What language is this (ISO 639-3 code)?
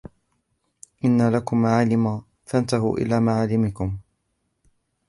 ara